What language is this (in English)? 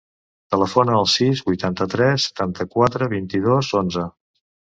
Catalan